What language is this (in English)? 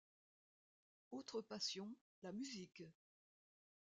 French